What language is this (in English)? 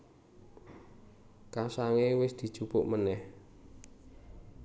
Javanese